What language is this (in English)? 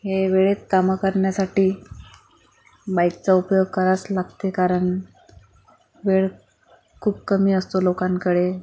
Marathi